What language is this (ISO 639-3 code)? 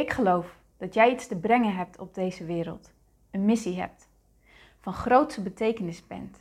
nld